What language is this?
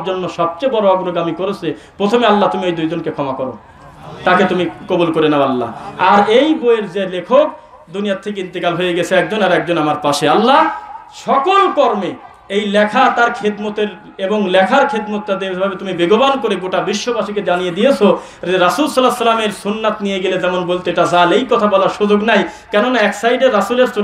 Hindi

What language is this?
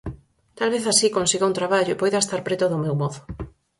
Galician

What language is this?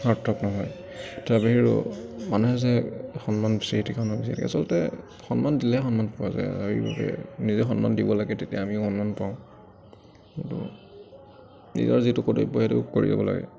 Assamese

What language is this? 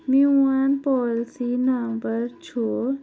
Kashmiri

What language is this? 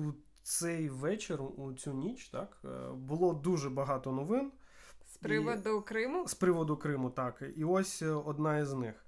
Ukrainian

